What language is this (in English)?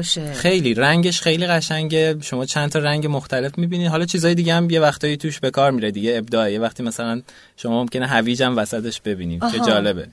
Persian